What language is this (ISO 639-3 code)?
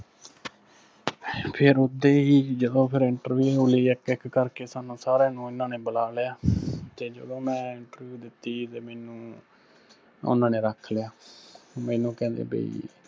pan